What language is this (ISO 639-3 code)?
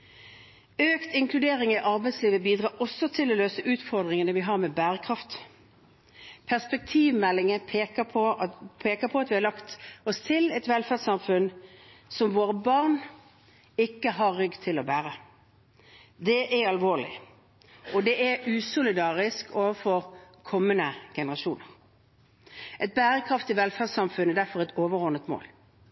nob